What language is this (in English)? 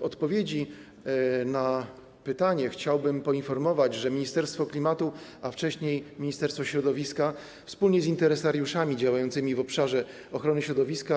Polish